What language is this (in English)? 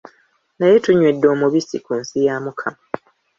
Ganda